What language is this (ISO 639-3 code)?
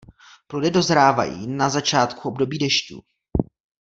ces